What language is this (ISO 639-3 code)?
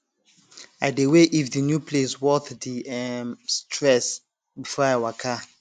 pcm